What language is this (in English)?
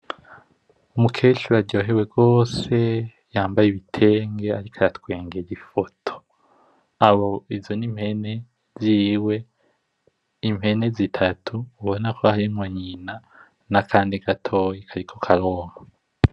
Rundi